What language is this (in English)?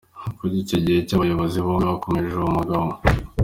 Kinyarwanda